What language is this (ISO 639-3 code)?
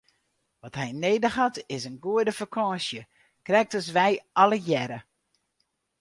fry